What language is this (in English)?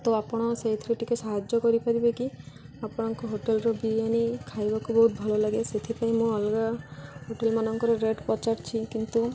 Odia